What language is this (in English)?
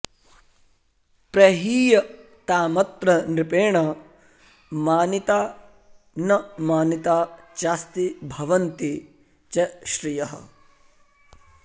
Sanskrit